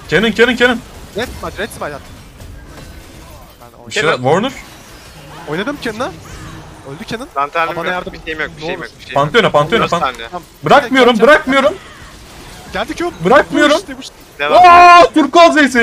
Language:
Turkish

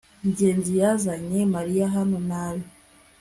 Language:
Kinyarwanda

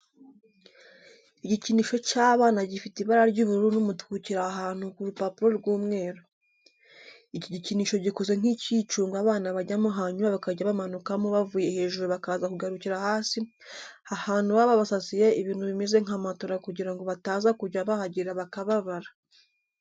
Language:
Kinyarwanda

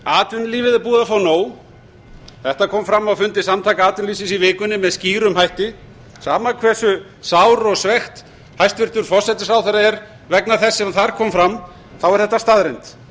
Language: Icelandic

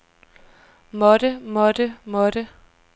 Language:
Danish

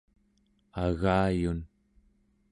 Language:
Central Yupik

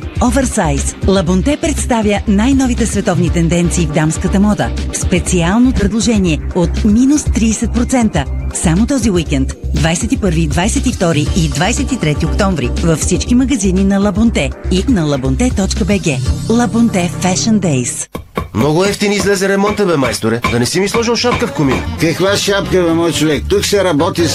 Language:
Bulgarian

